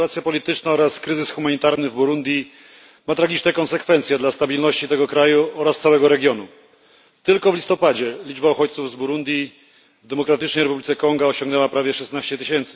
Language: Polish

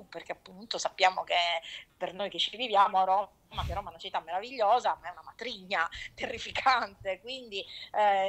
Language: Italian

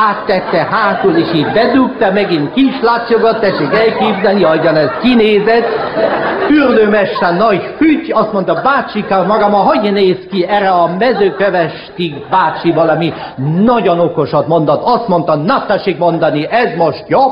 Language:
Hungarian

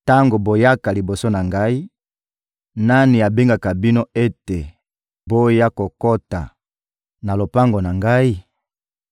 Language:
Lingala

